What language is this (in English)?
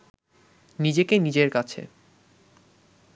Bangla